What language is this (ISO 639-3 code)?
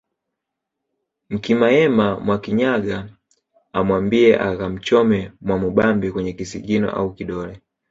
swa